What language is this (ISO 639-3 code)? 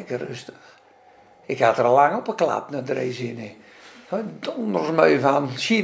nld